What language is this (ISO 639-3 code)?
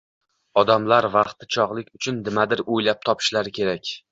uzb